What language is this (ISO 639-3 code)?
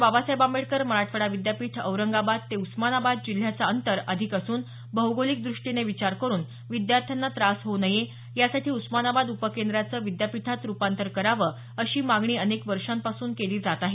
mar